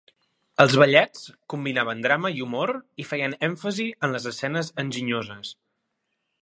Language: Catalan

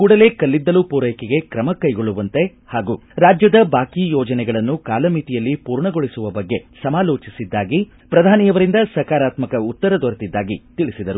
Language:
Kannada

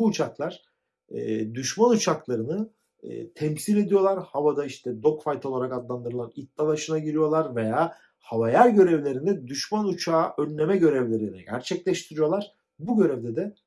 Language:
Turkish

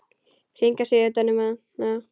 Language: Icelandic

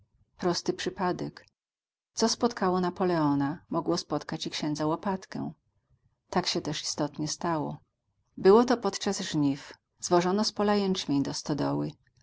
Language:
Polish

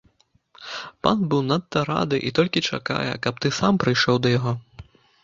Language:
Belarusian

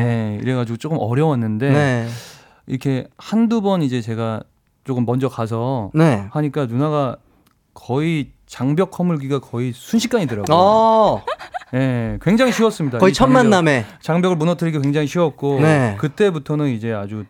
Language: Korean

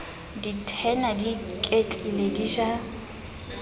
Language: Southern Sotho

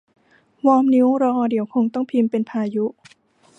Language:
Thai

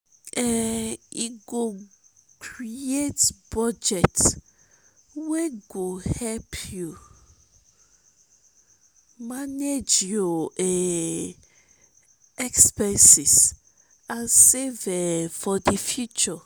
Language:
Nigerian Pidgin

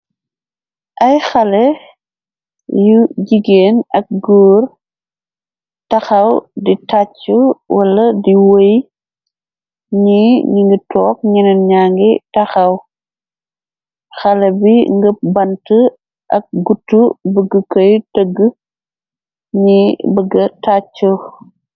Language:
Wolof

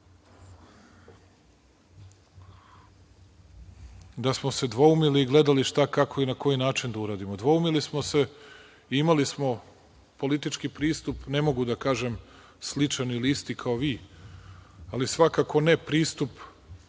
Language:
Serbian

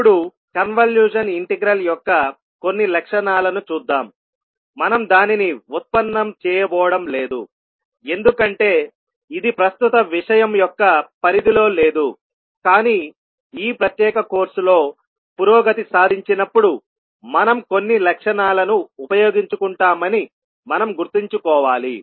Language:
Telugu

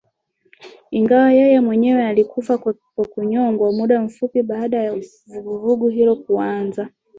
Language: Swahili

